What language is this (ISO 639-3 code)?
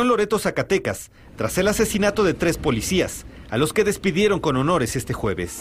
spa